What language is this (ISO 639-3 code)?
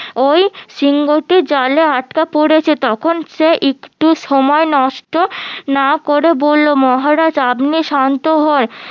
ben